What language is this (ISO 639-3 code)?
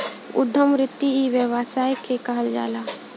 bho